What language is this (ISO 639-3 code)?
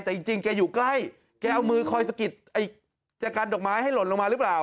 tha